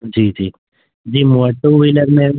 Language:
Sindhi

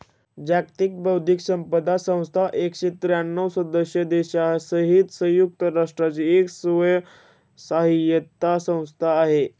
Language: Marathi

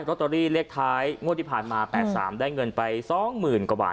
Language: Thai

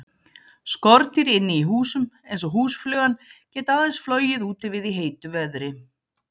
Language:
Icelandic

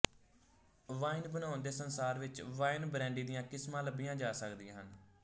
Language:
Punjabi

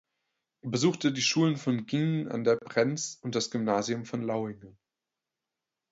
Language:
German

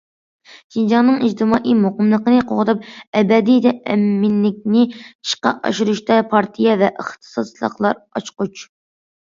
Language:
Uyghur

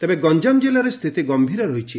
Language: Odia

